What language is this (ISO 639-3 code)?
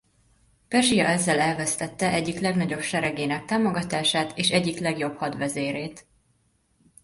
hun